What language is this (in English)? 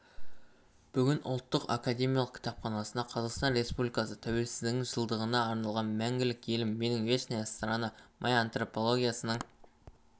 Kazakh